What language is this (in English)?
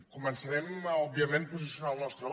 Catalan